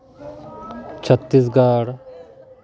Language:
Santali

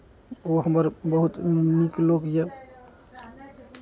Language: Maithili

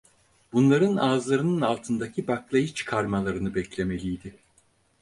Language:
Turkish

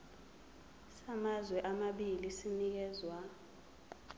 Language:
Zulu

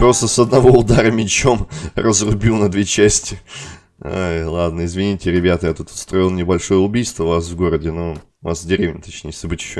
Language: Russian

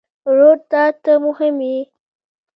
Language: Pashto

